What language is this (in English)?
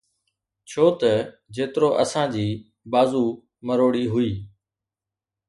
Sindhi